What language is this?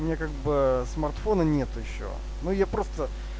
Russian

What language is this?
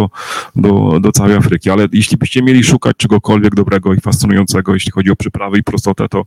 Polish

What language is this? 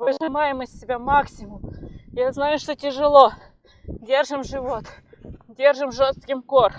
Russian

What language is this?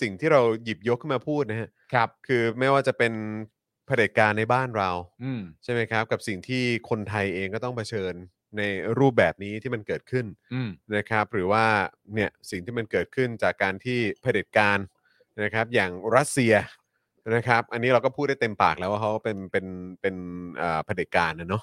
Thai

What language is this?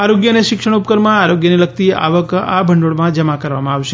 Gujarati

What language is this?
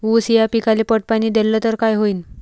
Marathi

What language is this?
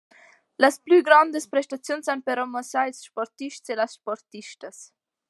Romansh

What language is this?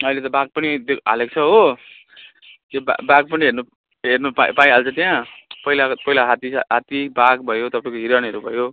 Nepali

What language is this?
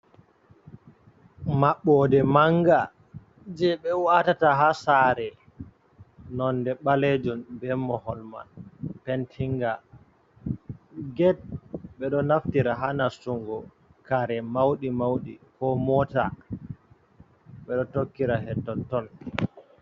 Fula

